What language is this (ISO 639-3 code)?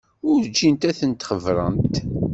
kab